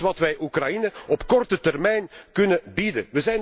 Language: Dutch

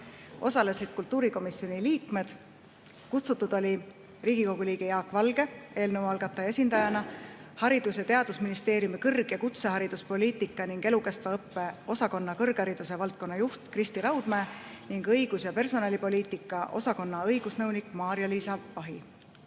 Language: Estonian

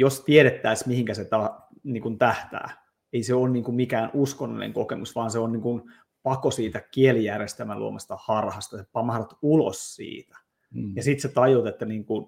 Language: Finnish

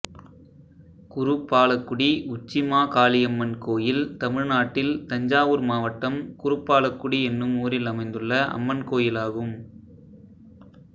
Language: Tamil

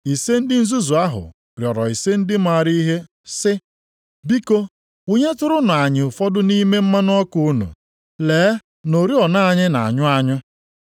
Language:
Igbo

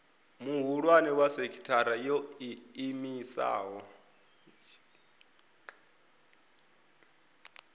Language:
Venda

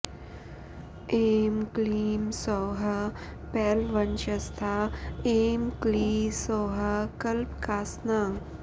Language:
Sanskrit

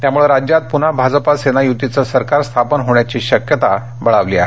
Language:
Marathi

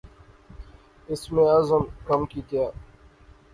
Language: Pahari-Potwari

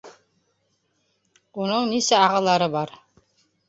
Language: Bashkir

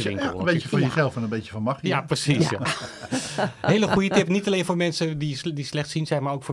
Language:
Dutch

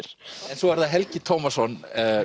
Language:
Icelandic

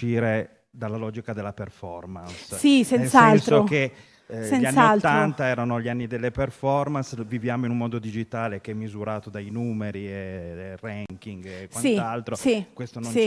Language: Italian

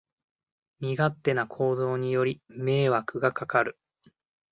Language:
Japanese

